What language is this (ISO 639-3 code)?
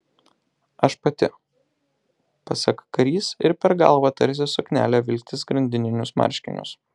lit